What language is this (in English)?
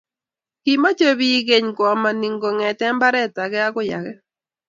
Kalenjin